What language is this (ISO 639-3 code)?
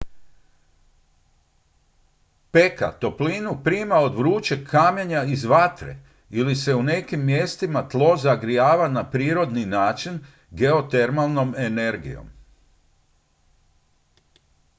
hrv